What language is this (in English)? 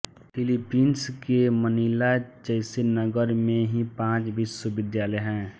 Hindi